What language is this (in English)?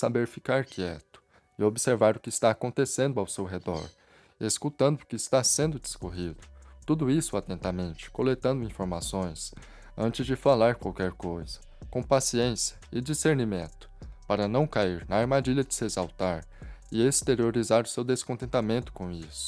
Portuguese